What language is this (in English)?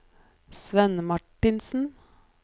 Norwegian